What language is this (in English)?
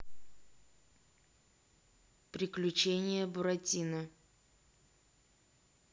Russian